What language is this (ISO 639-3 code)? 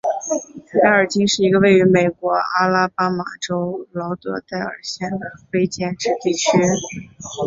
zho